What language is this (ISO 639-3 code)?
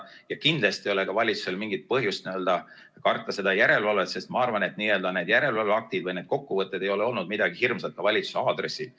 est